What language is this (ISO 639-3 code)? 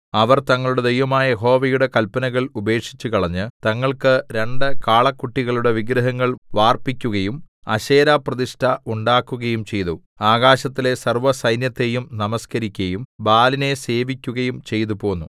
mal